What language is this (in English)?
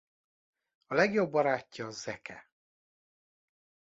Hungarian